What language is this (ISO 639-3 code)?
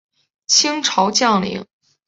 zho